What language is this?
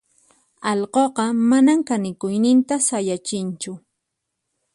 Puno Quechua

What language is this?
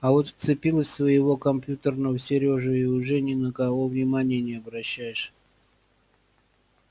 Russian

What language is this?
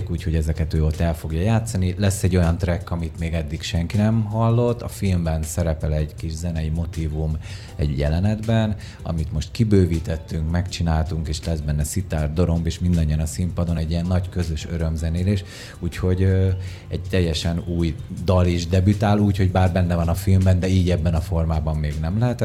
Hungarian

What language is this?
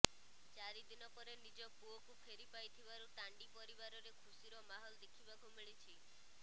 Odia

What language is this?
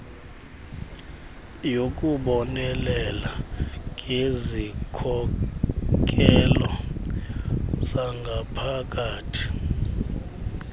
Xhosa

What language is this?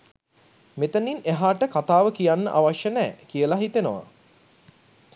Sinhala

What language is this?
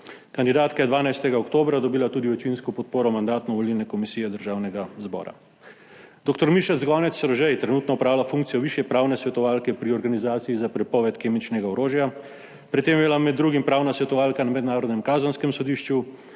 Slovenian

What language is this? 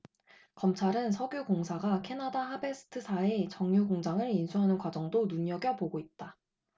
Korean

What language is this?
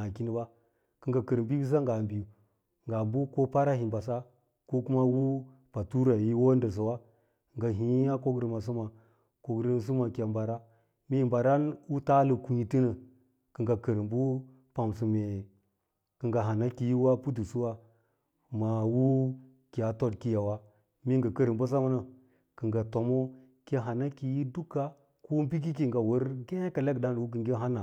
Lala-Roba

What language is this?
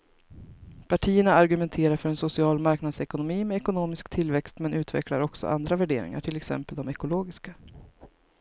Swedish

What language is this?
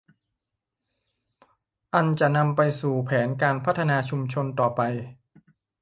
Thai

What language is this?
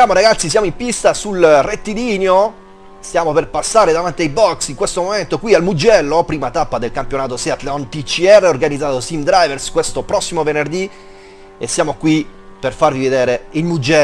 Italian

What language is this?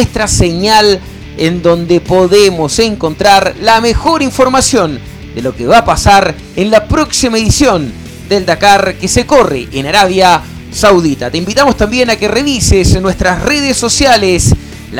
Spanish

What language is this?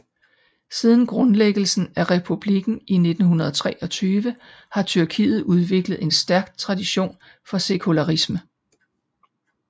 Danish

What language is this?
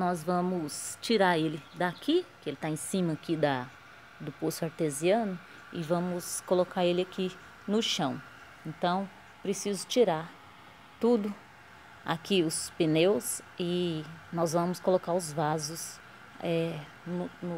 Portuguese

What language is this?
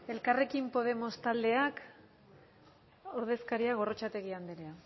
Basque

